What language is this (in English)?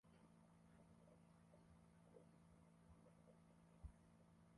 Swahili